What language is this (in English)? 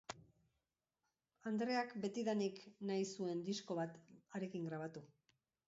Basque